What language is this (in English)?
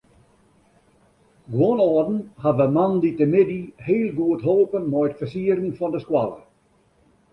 Western Frisian